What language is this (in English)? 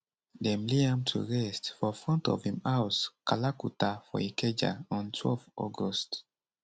Nigerian Pidgin